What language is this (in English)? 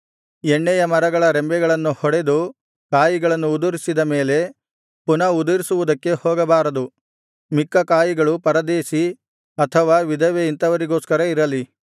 Kannada